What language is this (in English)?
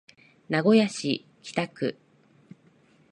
Japanese